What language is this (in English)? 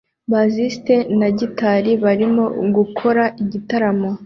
Kinyarwanda